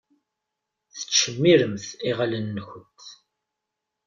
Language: Kabyle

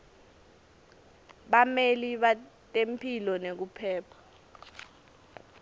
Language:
Swati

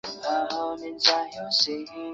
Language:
Chinese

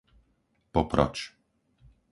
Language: Slovak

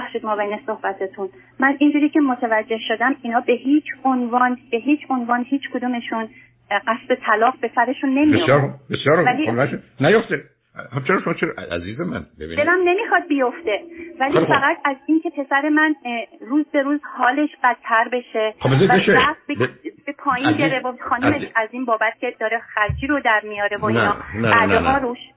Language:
Persian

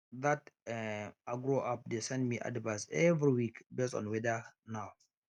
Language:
Nigerian Pidgin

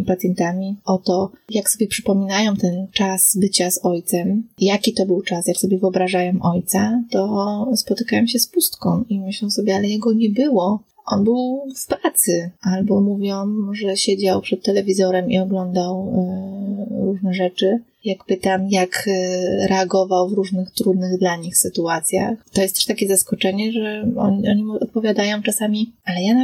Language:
Polish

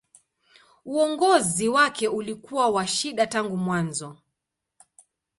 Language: Swahili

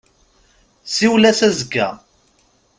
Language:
Kabyle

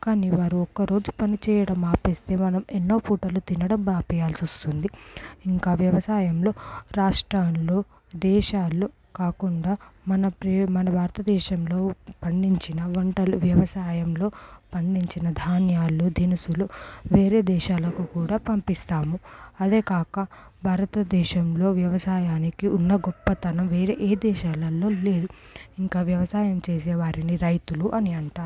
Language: Telugu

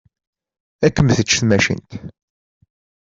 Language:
Kabyle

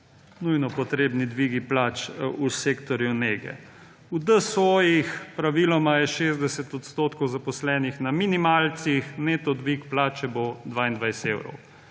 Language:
Slovenian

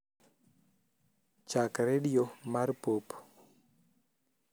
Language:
Luo (Kenya and Tanzania)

